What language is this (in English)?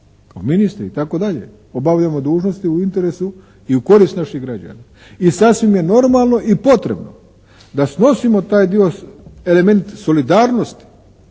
Croatian